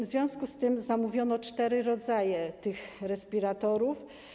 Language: Polish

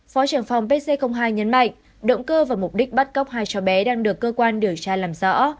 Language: Vietnamese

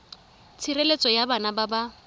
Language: Tswana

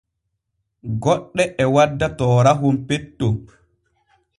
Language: Borgu Fulfulde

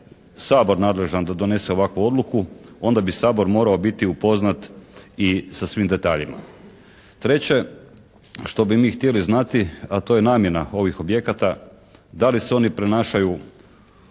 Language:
Croatian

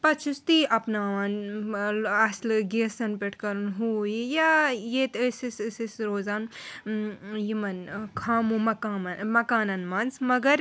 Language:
Kashmiri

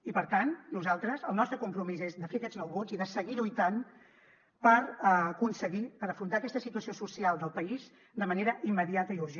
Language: Catalan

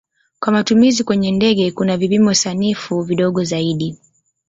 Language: Swahili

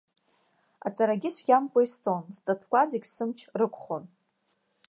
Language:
Abkhazian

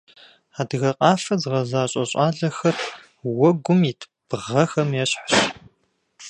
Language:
Kabardian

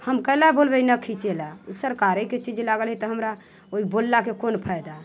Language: Maithili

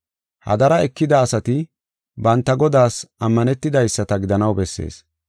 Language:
Gofa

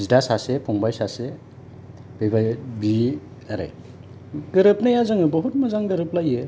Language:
Bodo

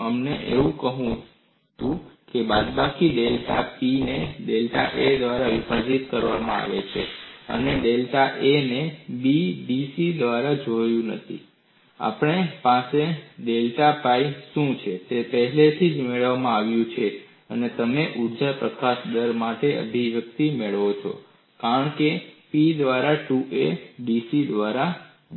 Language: Gujarati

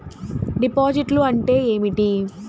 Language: Telugu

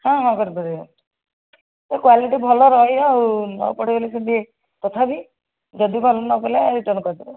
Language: Odia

